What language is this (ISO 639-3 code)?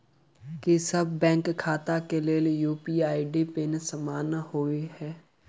mai